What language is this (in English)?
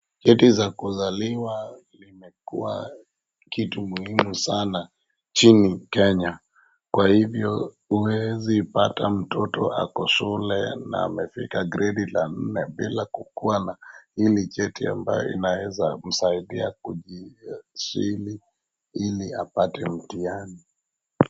Swahili